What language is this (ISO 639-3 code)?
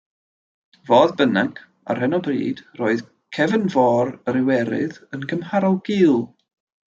cym